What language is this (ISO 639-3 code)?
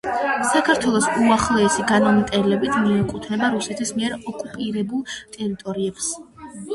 kat